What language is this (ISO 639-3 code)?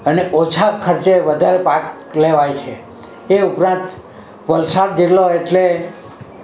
guj